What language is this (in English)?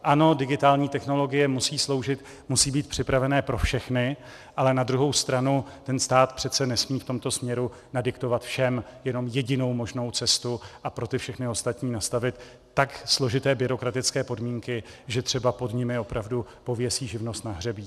Czech